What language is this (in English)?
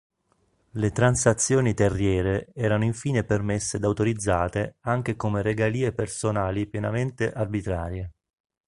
Italian